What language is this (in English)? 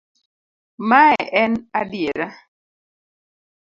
Luo (Kenya and Tanzania)